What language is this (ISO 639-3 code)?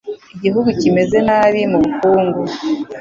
kin